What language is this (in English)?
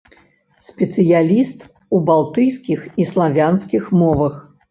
Belarusian